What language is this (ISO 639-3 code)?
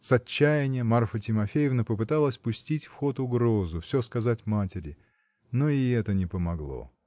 rus